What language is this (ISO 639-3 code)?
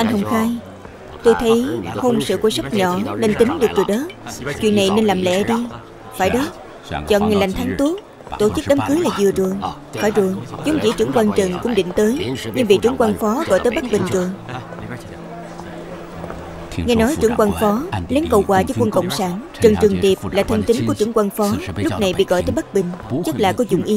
vie